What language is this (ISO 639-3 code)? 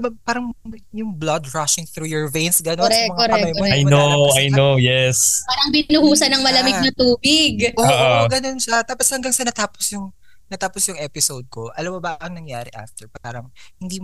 fil